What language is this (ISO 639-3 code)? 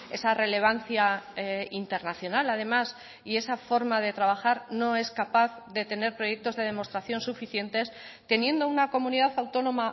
spa